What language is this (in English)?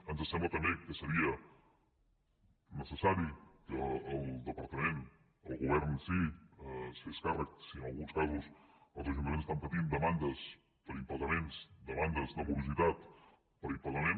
Catalan